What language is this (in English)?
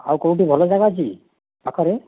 Odia